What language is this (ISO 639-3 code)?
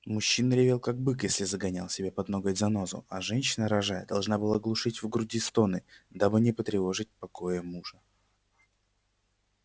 rus